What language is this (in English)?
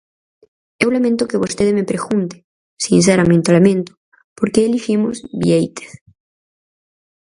Galician